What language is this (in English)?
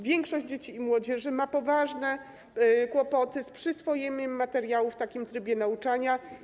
Polish